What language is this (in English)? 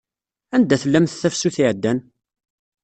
Kabyle